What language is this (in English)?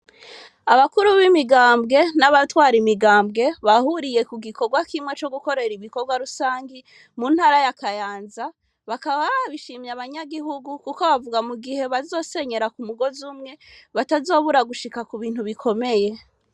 Rundi